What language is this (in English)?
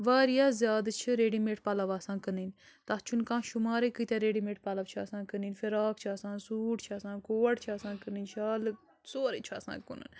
Kashmiri